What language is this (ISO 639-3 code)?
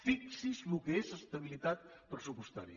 cat